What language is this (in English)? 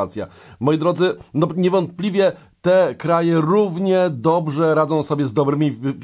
Polish